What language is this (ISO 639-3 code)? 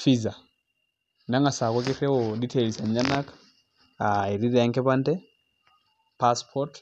mas